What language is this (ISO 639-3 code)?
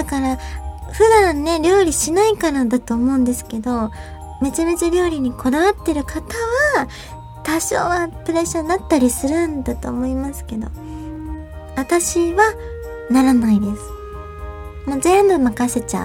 jpn